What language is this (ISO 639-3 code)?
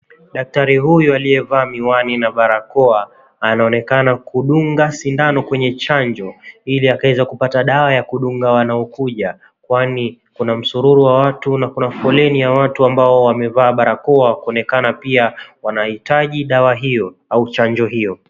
swa